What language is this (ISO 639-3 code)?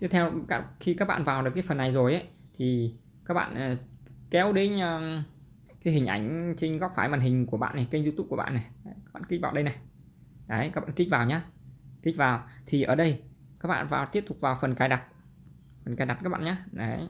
vie